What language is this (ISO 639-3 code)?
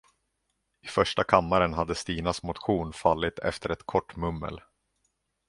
swe